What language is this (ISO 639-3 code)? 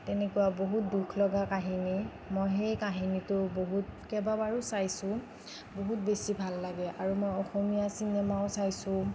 asm